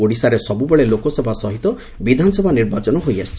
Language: Odia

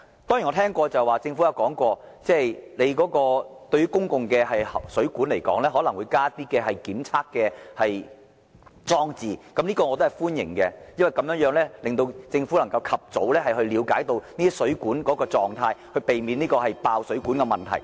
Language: Cantonese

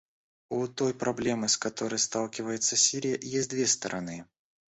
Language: Russian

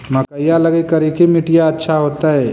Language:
Magahi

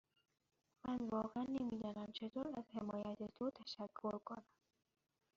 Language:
Persian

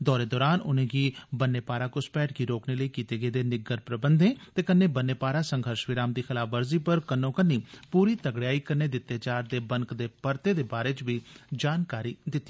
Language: Dogri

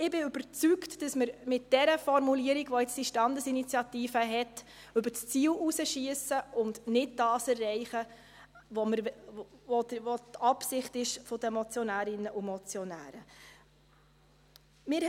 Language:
Swiss German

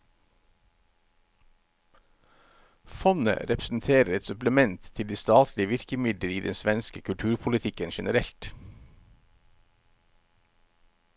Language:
Norwegian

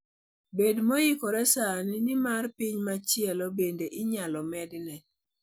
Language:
Luo (Kenya and Tanzania)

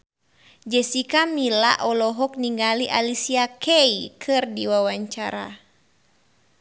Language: Sundanese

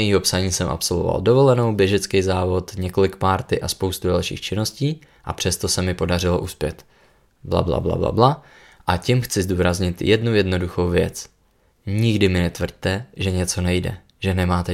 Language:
Czech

